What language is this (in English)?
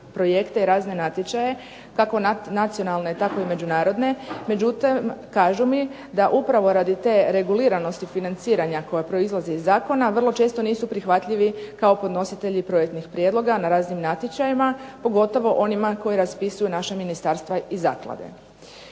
Croatian